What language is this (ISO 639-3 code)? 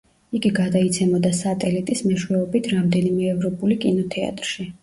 kat